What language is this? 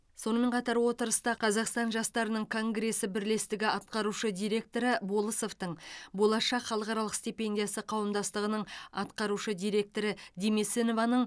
Kazakh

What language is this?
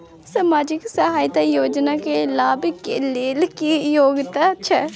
Maithili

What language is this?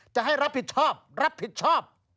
Thai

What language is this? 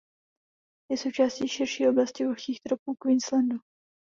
Czech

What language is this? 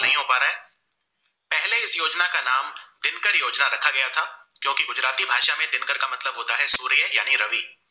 Gujarati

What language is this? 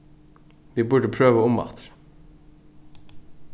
Faroese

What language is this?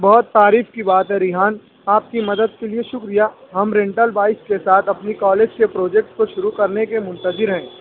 Urdu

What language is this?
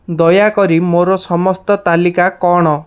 Odia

